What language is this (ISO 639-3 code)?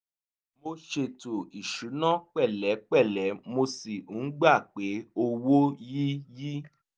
yor